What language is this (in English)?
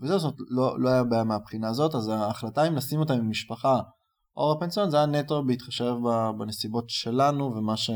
Hebrew